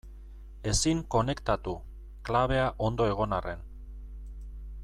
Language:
Basque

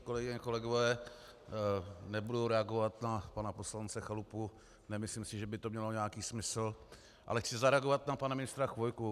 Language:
Czech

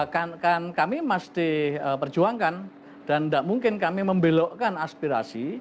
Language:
Indonesian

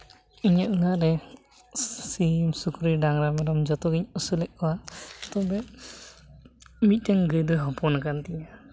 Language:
Santali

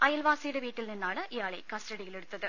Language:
Malayalam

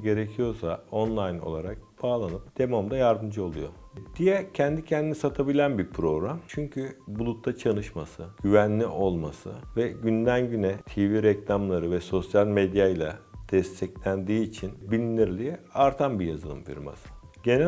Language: Turkish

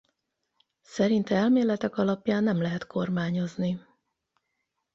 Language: Hungarian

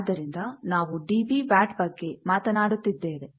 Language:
Kannada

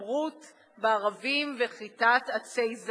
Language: Hebrew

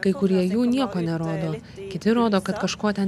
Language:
Lithuanian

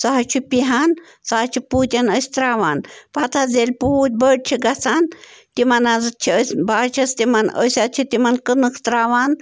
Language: Kashmiri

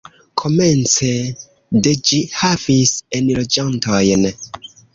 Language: Esperanto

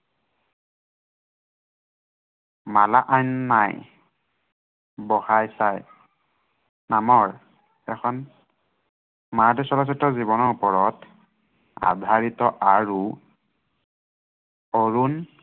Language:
Assamese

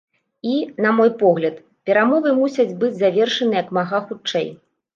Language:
Belarusian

